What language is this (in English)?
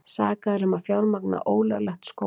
Icelandic